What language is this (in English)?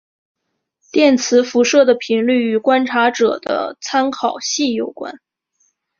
Chinese